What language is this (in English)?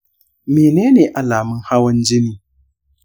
Hausa